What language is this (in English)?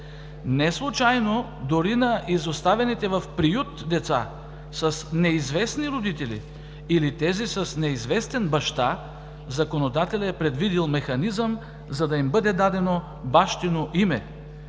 Bulgarian